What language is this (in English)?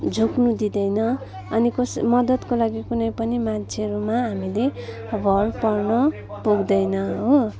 Nepali